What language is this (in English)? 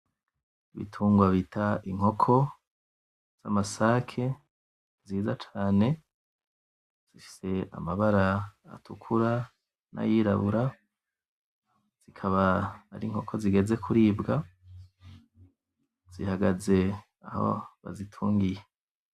Rundi